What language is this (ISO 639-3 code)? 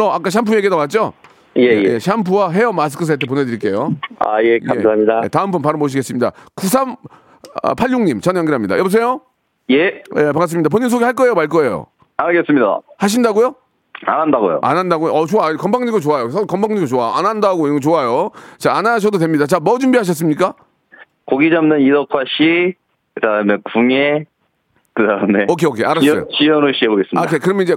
kor